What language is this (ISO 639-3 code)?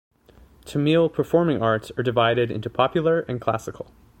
eng